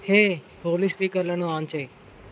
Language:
Telugu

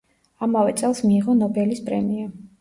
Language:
Georgian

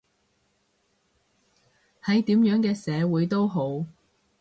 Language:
Cantonese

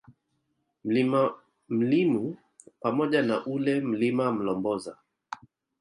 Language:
Swahili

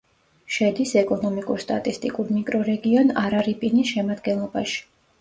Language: Georgian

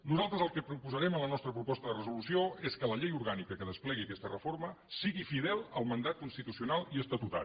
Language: Catalan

